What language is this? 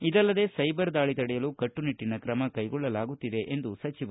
Kannada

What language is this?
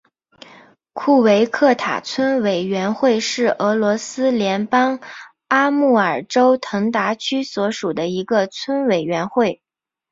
Chinese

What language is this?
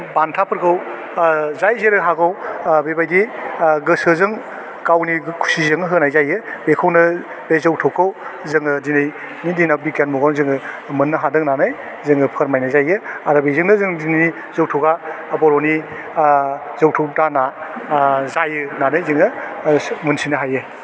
Bodo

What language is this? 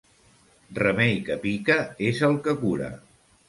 Catalan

